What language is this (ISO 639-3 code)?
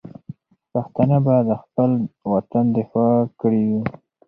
pus